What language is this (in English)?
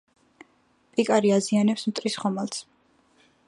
Georgian